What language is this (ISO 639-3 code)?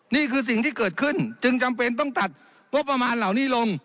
tha